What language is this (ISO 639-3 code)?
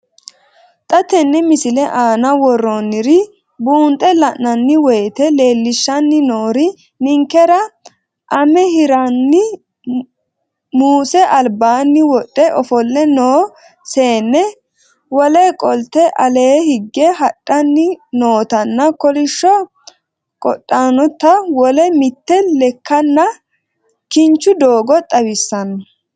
sid